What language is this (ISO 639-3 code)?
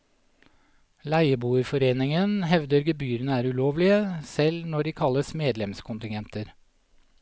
nor